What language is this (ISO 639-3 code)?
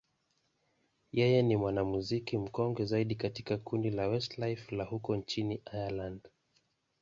swa